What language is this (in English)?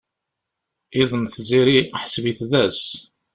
Kabyle